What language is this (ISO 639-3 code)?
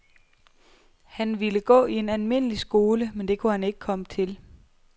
dan